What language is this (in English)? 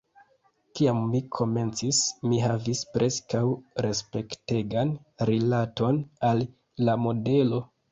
Esperanto